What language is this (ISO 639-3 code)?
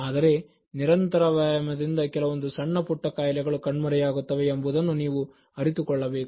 kan